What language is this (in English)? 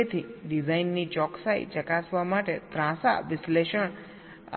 Gujarati